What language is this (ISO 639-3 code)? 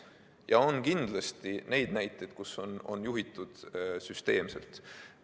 est